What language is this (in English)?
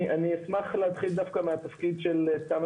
Hebrew